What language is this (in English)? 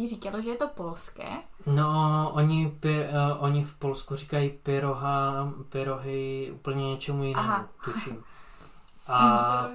Czech